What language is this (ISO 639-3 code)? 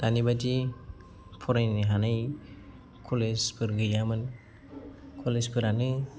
brx